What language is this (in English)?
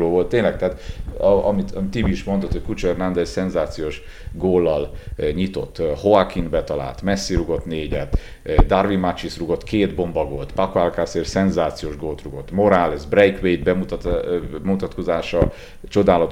Hungarian